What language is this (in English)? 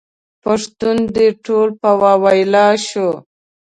Pashto